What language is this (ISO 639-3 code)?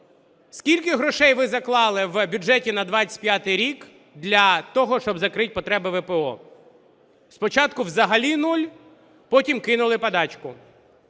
ukr